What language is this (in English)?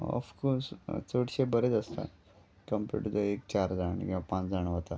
Konkani